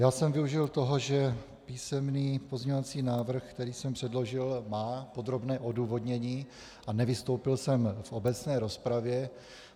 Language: Czech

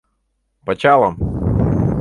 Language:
Mari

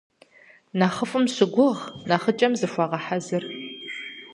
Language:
Kabardian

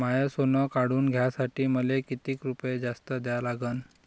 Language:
Marathi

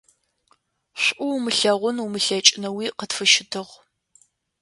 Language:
Adyghe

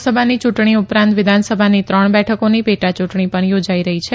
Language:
Gujarati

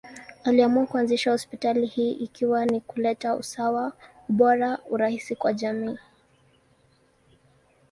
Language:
Swahili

